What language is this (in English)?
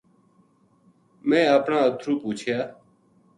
Gujari